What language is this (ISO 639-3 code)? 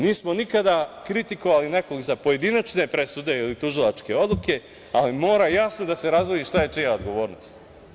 srp